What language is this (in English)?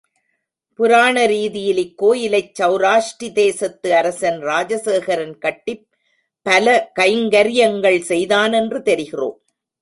Tamil